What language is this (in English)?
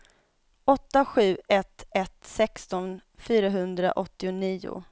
Swedish